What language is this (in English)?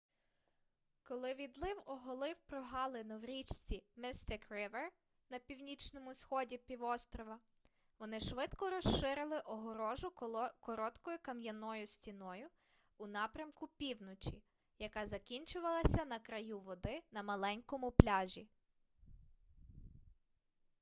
Ukrainian